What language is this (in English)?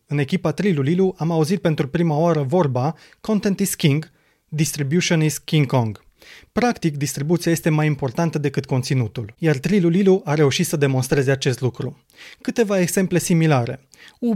Romanian